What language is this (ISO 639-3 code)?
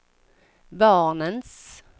swe